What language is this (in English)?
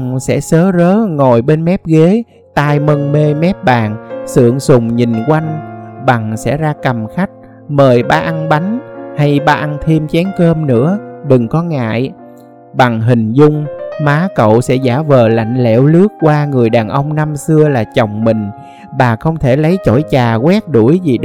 Vietnamese